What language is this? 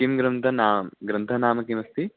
Sanskrit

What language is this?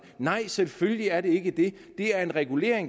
Danish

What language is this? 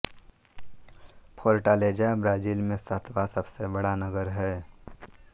Hindi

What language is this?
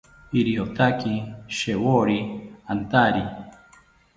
South Ucayali Ashéninka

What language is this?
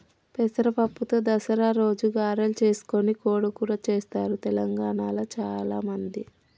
Telugu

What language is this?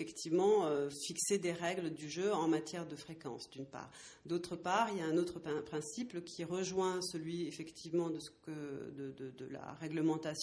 French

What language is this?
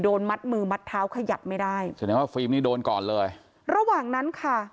Thai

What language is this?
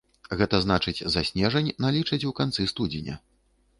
Belarusian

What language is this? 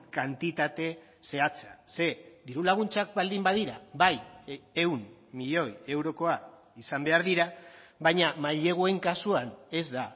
Basque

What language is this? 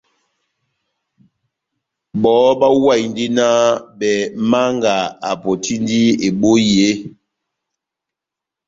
Batanga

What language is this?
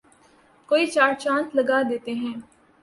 Urdu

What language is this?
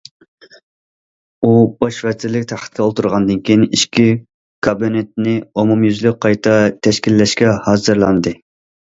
Uyghur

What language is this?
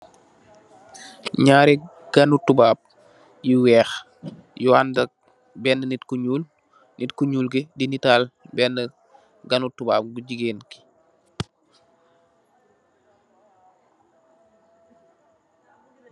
Wolof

